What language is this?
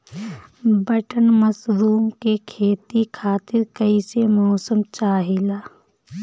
Bhojpuri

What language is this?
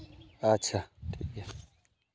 Santali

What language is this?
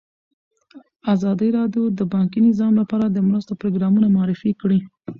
Pashto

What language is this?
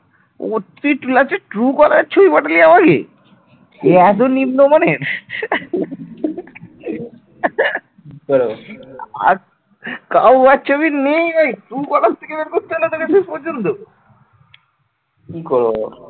Bangla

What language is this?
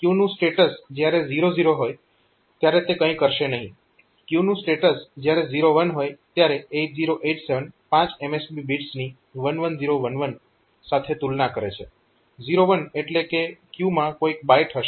Gujarati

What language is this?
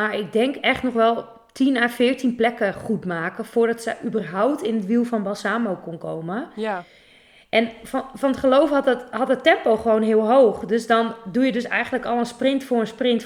Dutch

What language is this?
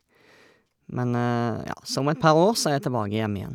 Norwegian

